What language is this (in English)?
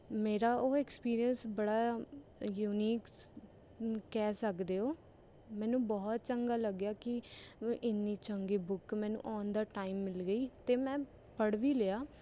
Punjabi